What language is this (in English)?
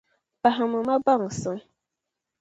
Dagbani